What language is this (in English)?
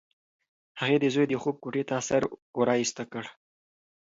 Pashto